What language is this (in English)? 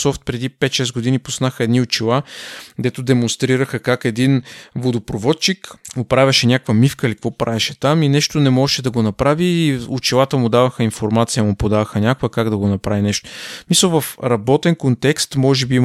Bulgarian